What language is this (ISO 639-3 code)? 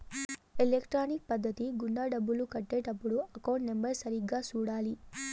tel